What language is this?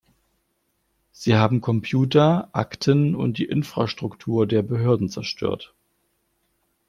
German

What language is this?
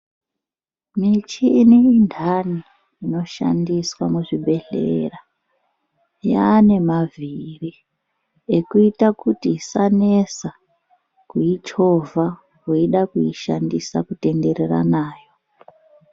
Ndau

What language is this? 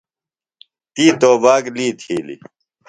Phalura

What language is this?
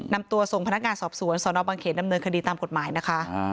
Thai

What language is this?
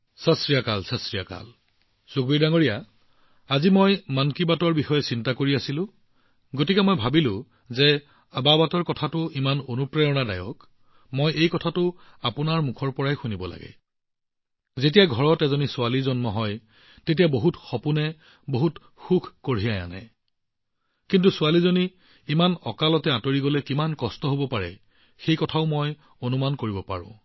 Assamese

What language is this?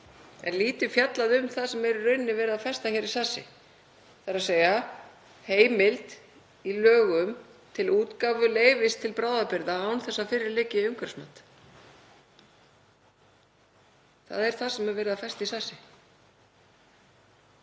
Icelandic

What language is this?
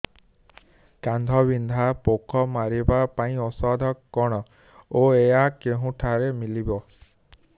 Odia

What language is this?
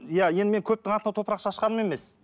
Kazakh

